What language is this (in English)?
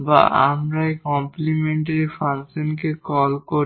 Bangla